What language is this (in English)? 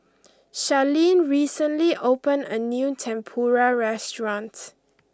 English